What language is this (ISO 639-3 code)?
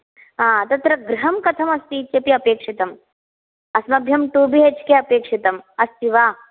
san